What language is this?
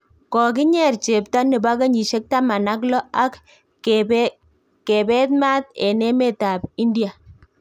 Kalenjin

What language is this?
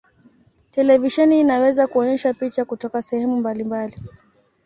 Swahili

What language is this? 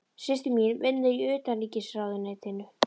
Icelandic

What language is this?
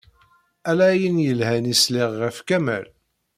Kabyle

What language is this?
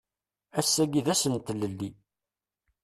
Kabyle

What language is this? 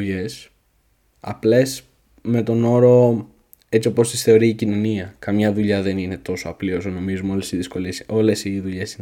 Greek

